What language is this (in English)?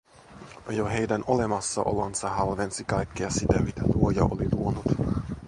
Finnish